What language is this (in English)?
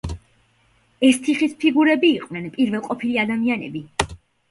Georgian